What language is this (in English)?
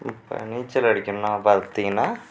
Tamil